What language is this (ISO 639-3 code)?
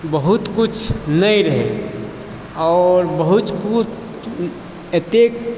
mai